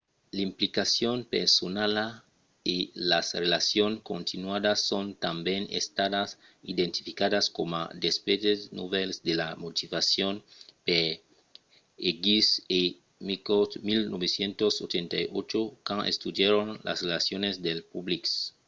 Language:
Occitan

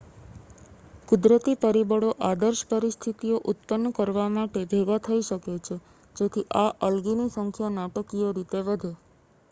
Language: Gujarati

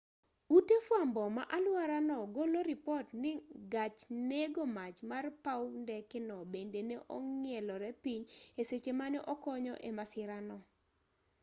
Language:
Luo (Kenya and Tanzania)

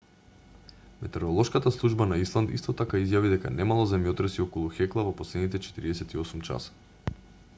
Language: Macedonian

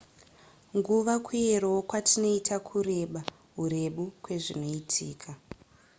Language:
Shona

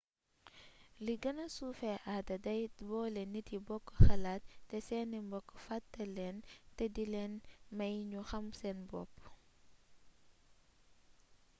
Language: Wolof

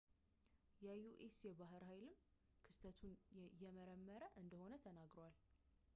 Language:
Amharic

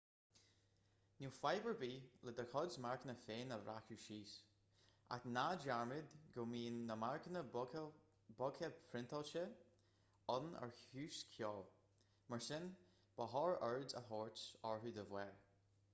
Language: Irish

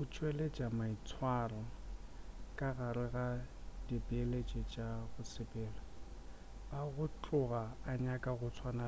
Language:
Northern Sotho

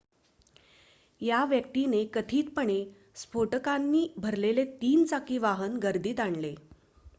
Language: Marathi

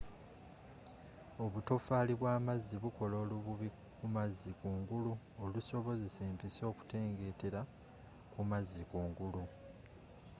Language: Ganda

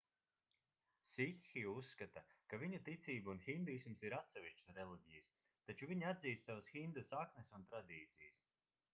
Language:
Latvian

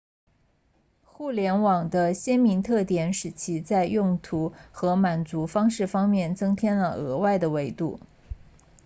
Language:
Chinese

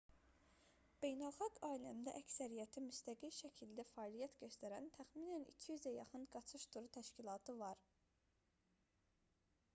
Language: Azerbaijani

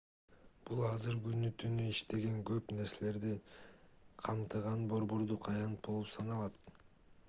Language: Kyrgyz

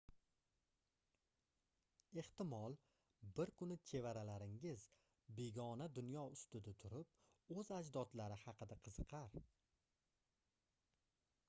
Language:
Uzbek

